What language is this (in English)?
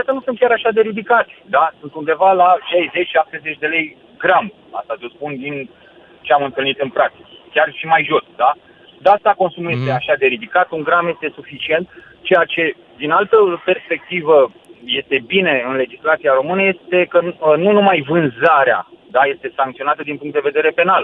Romanian